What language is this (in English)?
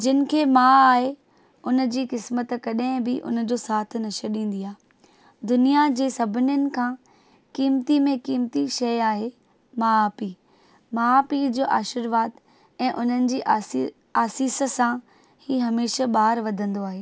Sindhi